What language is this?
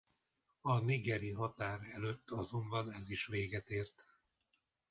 Hungarian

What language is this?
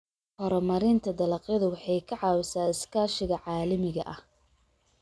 Somali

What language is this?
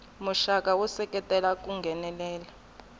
Tsonga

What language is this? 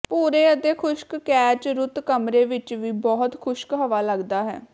Punjabi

